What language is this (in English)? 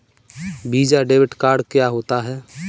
Hindi